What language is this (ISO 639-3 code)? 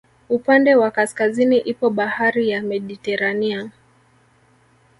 swa